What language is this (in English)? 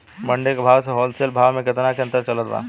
Bhojpuri